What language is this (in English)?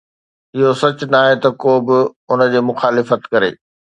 Sindhi